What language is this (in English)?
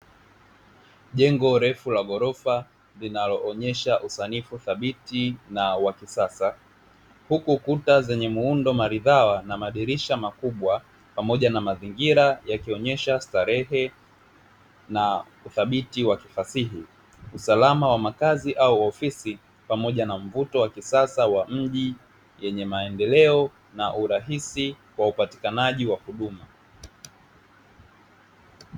Swahili